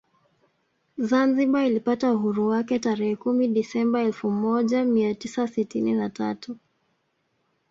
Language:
Swahili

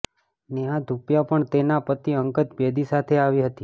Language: Gujarati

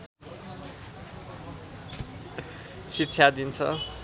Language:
Nepali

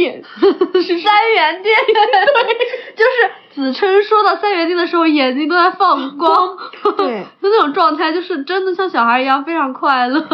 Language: Chinese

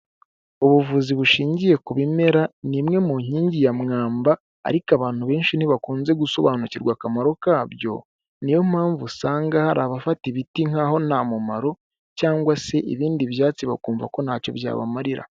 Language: Kinyarwanda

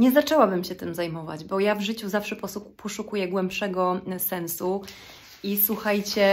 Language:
Polish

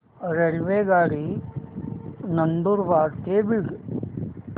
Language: Marathi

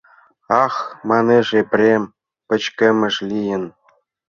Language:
Mari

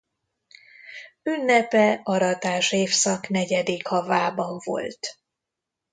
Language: Hungarian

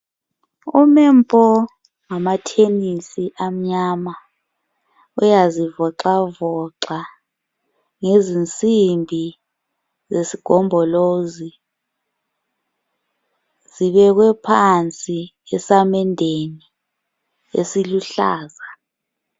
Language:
North Ndebele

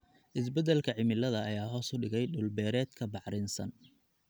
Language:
Somali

